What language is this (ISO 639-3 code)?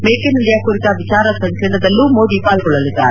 kan